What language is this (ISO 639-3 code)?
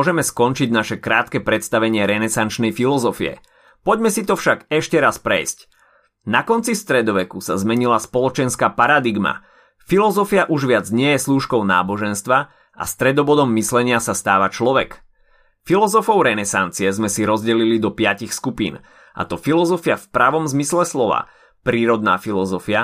slk